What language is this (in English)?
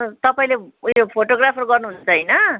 Nepali